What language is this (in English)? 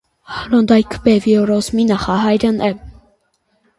Armenian